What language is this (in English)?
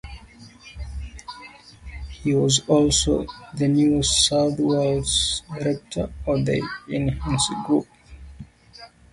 English